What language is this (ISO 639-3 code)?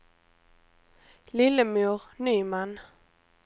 swe